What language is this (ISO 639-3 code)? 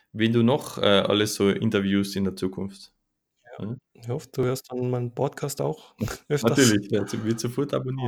deu